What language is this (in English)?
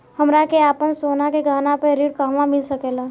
Bhojpuri